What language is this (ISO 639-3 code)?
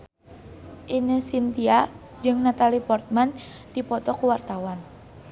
sun